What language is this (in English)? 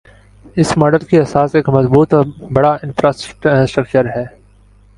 Urdu